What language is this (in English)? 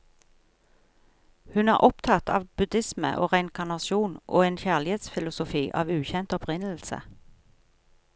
Norwegian